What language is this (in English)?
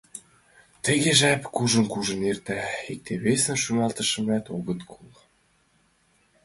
Mari